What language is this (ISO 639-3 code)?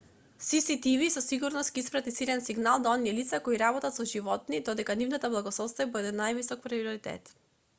mkd